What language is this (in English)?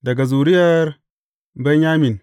Hausa